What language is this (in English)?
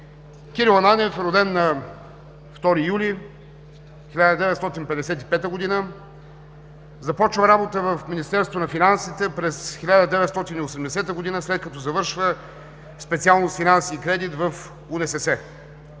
Bulgarian